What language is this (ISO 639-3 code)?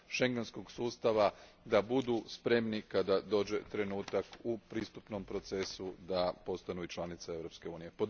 hrv